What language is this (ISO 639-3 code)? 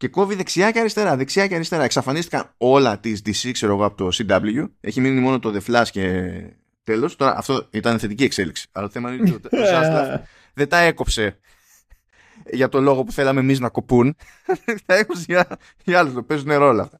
ell